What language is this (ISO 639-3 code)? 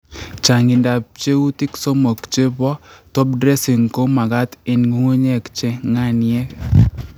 kln